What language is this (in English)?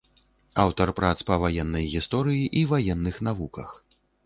Belarusian